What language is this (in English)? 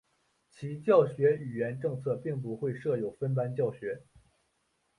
Chinese